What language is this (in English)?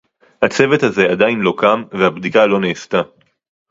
Hebrew